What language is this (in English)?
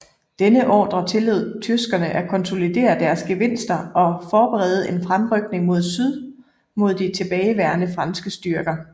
Danish